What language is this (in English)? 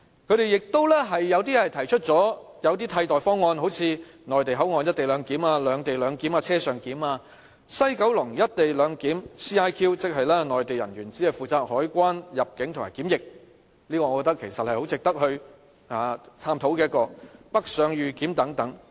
Cantonese